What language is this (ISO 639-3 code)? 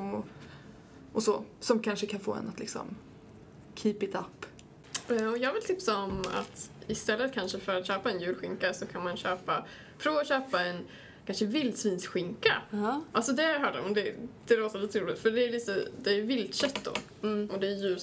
swe